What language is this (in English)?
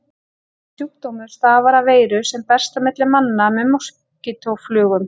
Icelandic